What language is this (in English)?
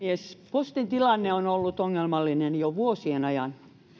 Finnish